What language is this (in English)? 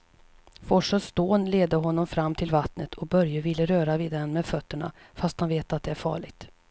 Swedish